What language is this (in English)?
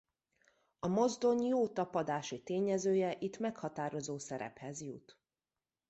Hungarian